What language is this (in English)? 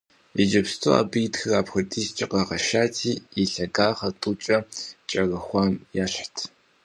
Kabardian